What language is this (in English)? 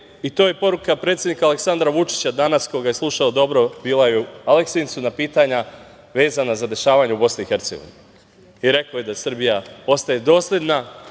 Serbian